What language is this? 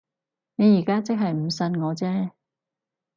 Cantonese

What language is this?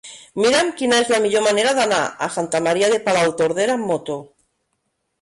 Catalan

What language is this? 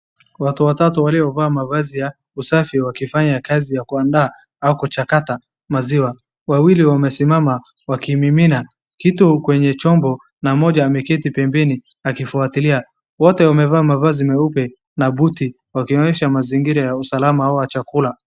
Swahili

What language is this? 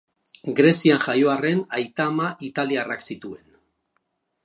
Basque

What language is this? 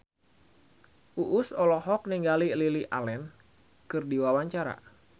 Sundanese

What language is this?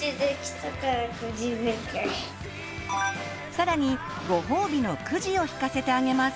Japanese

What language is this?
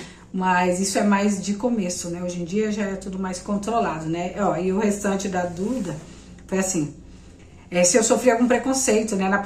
Portuguese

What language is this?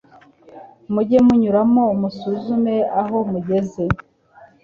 Kinyarwanda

